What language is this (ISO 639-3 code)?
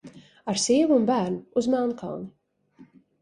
lav